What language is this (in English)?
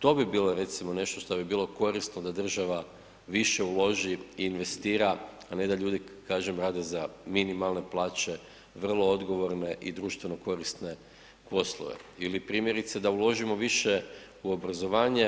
Croatian